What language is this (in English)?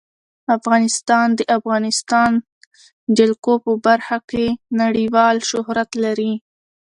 Pashto